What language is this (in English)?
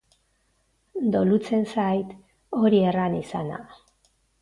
Basque